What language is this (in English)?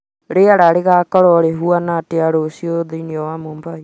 Kikuyu